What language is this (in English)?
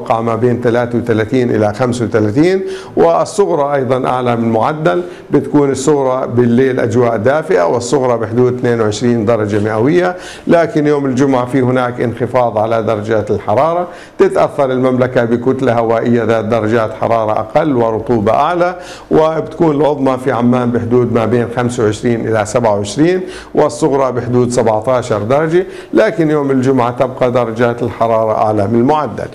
Arabic